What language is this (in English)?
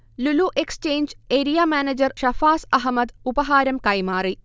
Malayalam